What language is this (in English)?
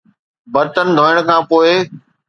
Sindhi